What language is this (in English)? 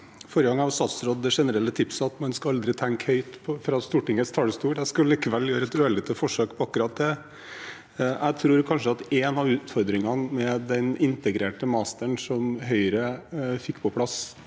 Norwegian